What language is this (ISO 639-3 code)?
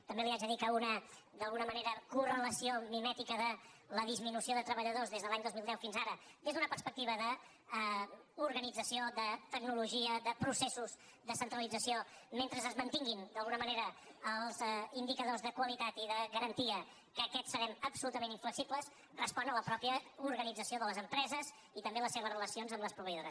cat